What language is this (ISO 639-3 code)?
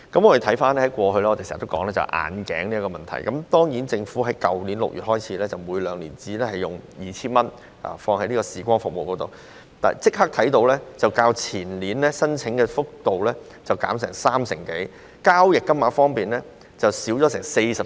yue